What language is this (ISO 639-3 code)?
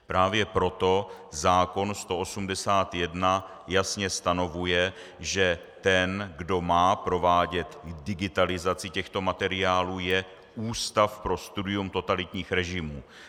ces